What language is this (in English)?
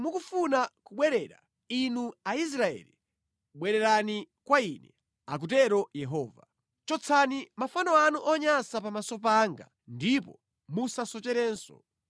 Nyanja